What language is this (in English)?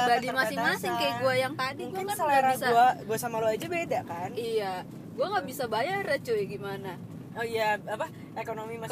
Indonesian